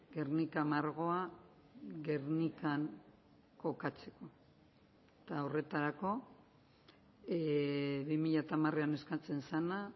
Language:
Basque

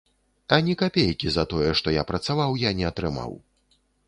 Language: Belarusian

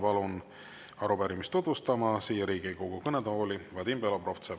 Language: Estonian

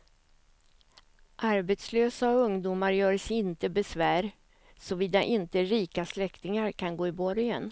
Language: Swedish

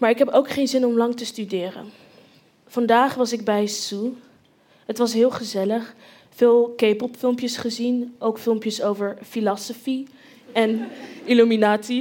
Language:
Dutch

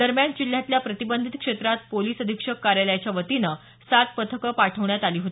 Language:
Marathi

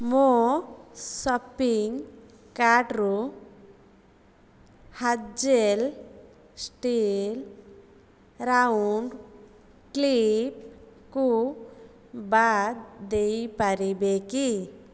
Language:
Odia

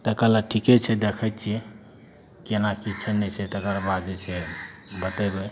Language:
Maithili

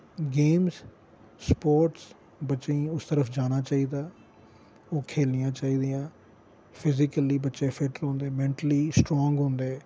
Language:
Dogri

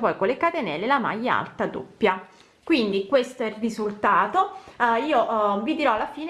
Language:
Italian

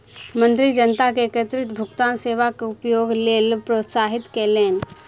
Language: Maithili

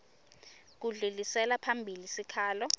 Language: Swati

